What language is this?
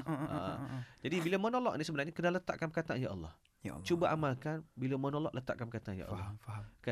Malay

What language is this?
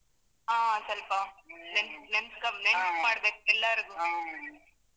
Kannada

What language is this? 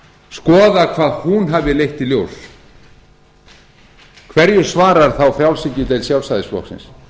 Icelandic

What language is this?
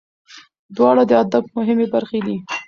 Pashto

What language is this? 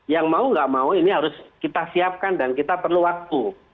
Indonesian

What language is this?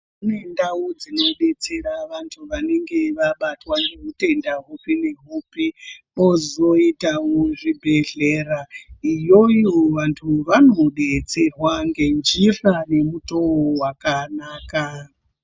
Ndau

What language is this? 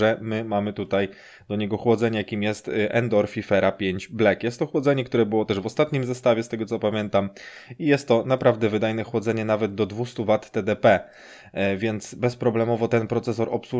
Polish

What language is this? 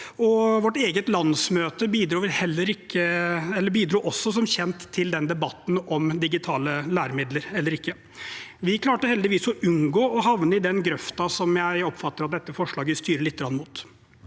Norwegian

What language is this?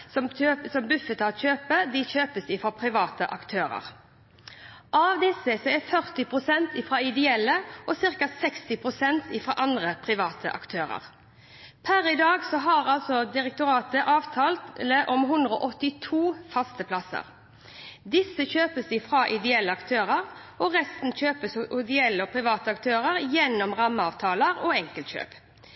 Norwegian Bokmål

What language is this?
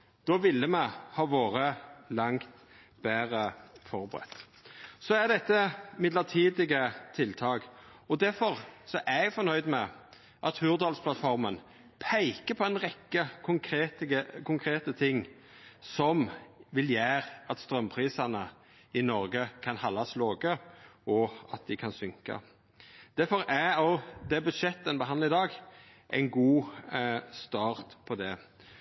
Norwegian Nynorsk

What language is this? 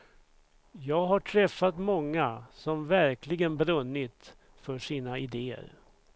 Swedish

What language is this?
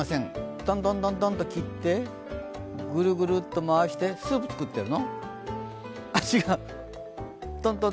Japanese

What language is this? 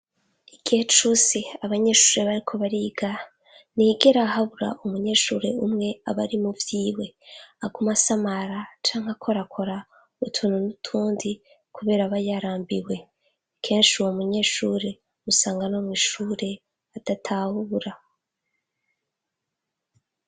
Rundi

